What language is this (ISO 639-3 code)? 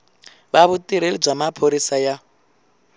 tso